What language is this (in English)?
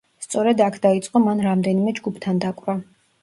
Georgian